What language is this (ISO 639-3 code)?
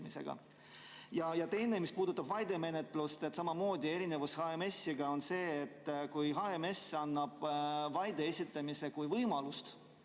est